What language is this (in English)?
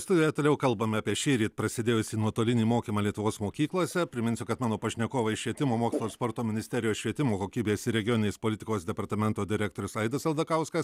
Lithuanian